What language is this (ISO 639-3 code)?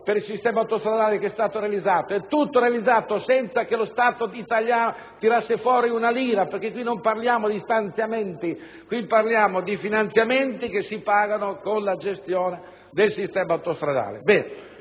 ita